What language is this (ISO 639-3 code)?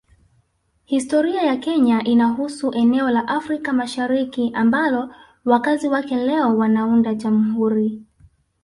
swa